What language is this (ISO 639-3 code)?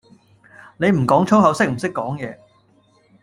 yue